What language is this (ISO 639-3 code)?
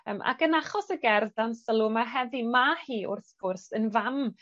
cym